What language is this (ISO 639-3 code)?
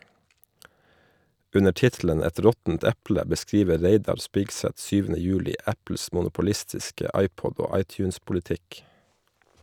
nor